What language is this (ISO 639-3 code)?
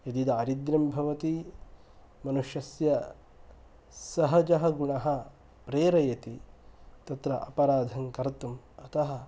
san